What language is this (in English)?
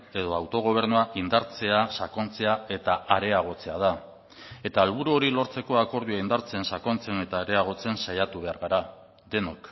Basque